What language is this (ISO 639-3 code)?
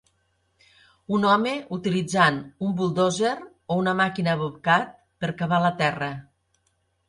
cat